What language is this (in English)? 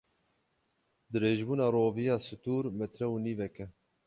Kurdish